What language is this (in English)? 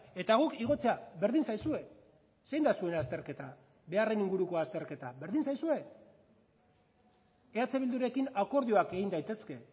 Basque